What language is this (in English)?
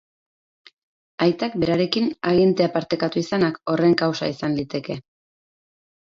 Basque